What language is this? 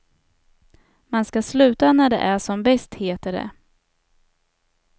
Swedish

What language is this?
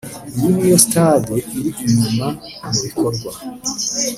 Kinyarwanda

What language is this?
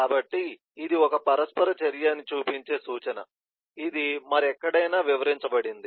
Telugu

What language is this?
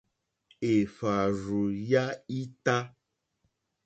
Mokpwe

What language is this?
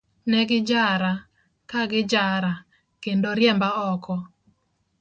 Luo (Kenya and Tanzania)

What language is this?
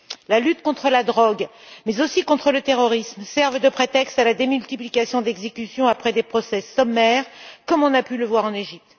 French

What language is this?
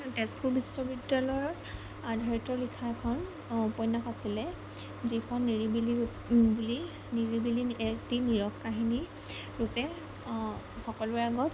Assamese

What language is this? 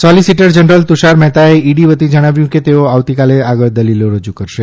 Gujarati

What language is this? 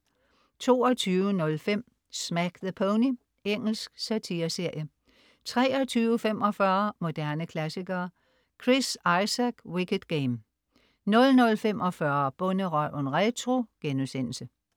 Danish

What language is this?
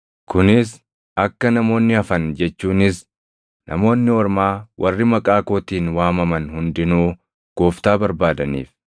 Oromo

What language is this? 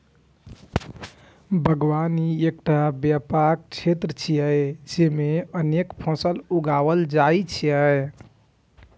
Maithili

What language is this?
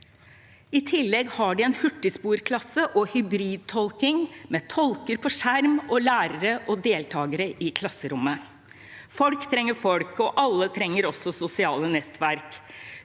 Norwegian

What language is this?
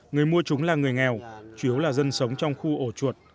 Vietnamese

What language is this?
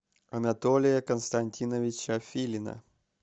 Russian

